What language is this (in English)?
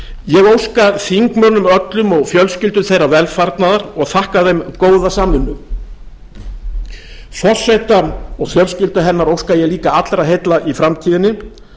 Icelandic